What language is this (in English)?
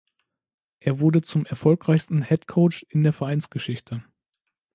German